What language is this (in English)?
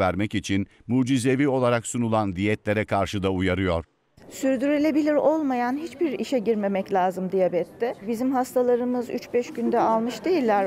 Turkish